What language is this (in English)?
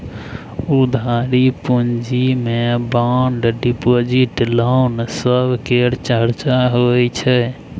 Maithili